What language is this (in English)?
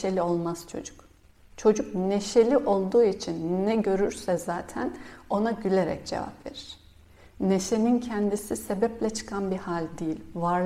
Turkish